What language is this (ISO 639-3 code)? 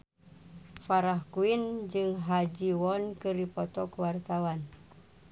sun